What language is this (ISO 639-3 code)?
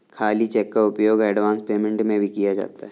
hin